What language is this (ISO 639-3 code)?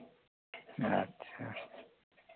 sat